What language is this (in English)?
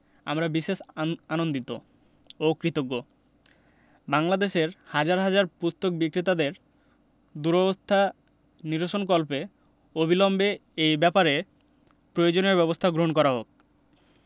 Bangla